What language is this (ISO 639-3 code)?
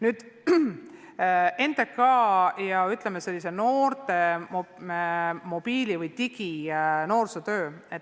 est